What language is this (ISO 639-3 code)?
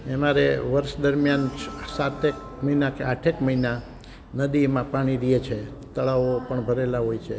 guj